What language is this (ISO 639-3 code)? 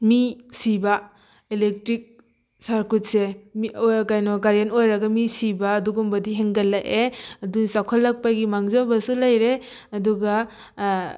mni